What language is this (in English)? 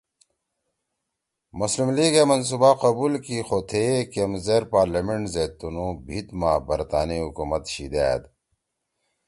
Torwali